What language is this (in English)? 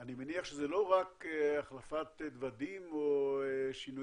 Hebrew